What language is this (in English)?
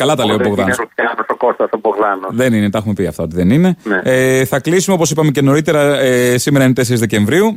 Greek